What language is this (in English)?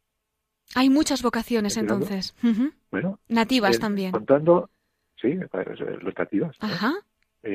Spanish